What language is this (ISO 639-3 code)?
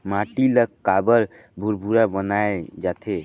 hne